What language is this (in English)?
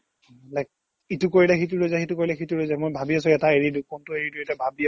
Assamese